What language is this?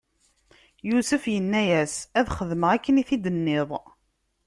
Kabyle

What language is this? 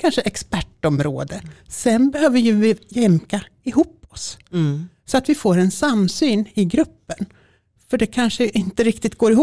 Swedish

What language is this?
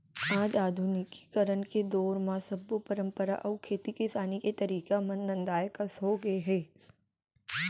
Chhattisgarhi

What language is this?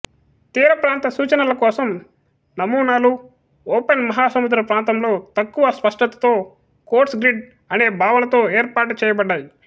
Telugu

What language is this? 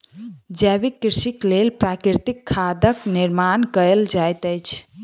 Maithili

